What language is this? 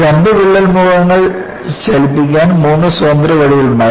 Malayalam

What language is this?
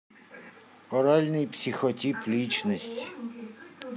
Russian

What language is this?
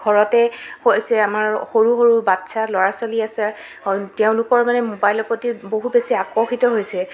Assamese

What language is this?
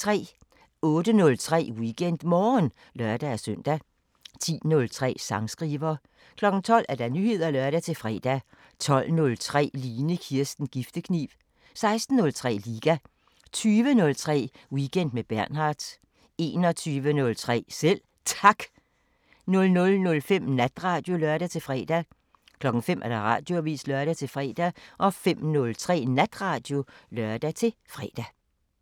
Danish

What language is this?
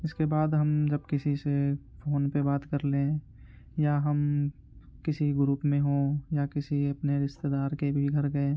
Urdu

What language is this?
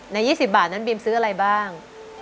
Thai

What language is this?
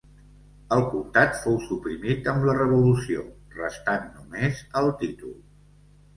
Catalan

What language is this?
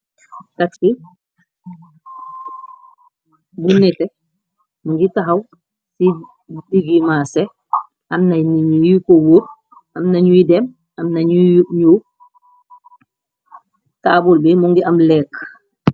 Wolof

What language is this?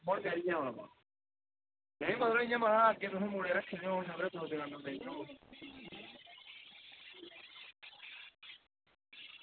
Dogri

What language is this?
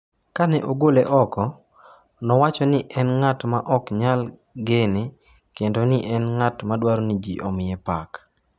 Luo (Kenya and Tanzania)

